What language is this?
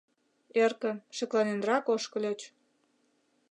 Mari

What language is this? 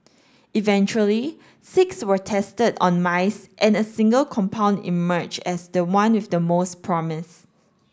English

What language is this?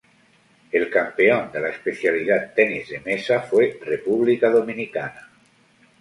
Spanish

